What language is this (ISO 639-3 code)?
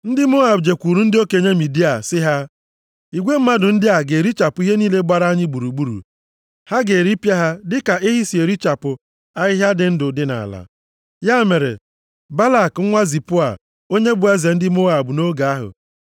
ibo